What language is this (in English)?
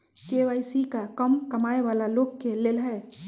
Magahi